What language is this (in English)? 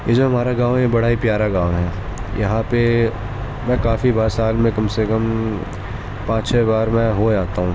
Urdu